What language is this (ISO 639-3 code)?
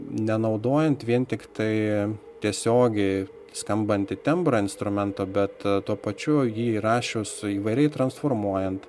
lit